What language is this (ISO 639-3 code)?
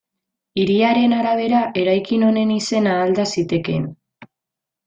eus